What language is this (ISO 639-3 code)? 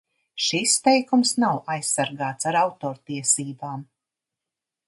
lav